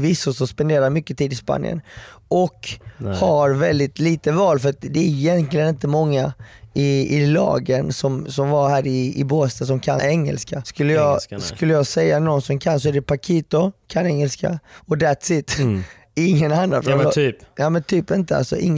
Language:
Swedish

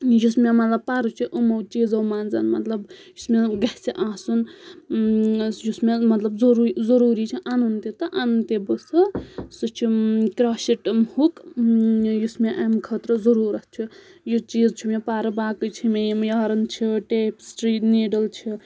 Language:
Kashmiri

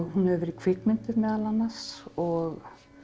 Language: Icelandic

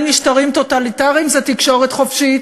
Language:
Hebrew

